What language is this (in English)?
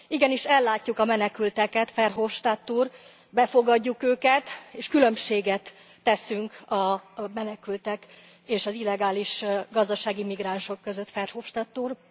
Hungarian